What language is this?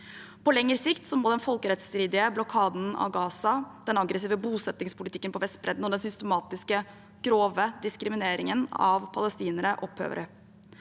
Norwegian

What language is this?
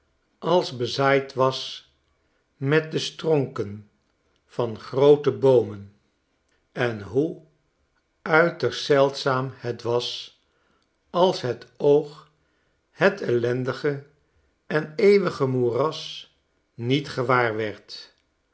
Dutch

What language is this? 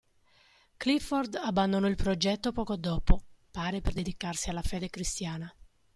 Italian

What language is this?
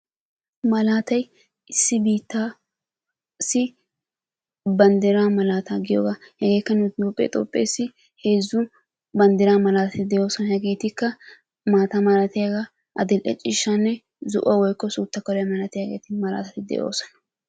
Wolaytta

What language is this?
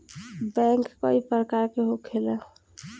Bhojpuri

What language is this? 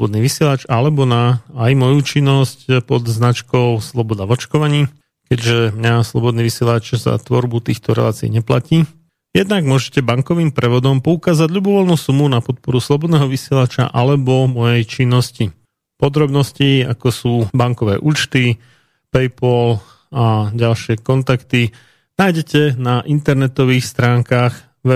Slovak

